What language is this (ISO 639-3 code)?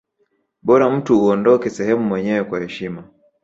swa